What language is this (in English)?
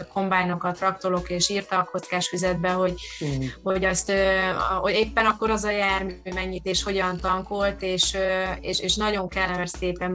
Hungarian